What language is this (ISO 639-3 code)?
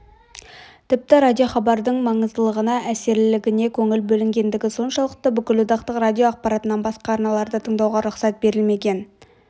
kaz